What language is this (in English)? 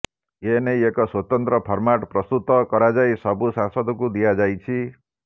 Odia